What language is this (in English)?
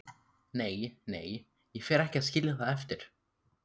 Icelandic